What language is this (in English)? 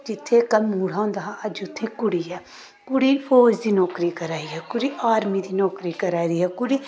Dogri